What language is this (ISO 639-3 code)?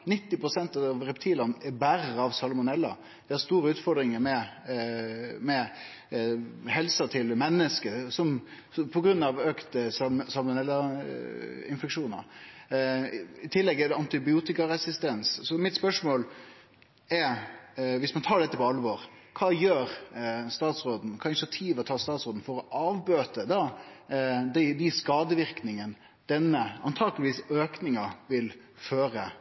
nno